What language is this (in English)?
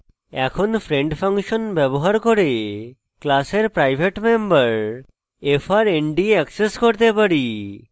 Bangla